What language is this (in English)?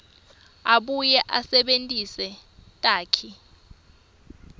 Swati